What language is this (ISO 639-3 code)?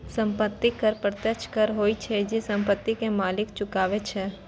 mai